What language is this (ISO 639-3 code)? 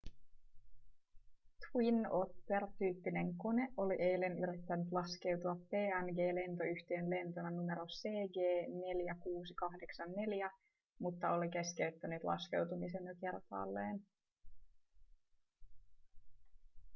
fin